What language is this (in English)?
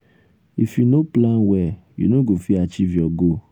Nigerian Pidgin